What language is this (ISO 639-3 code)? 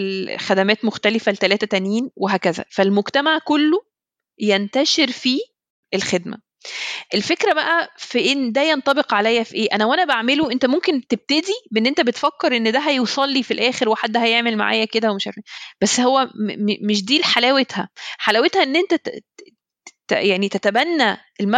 ara